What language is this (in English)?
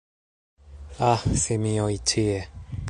Esperanto